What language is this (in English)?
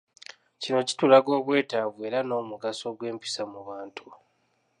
Ganda